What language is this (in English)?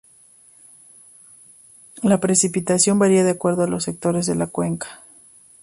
Spanish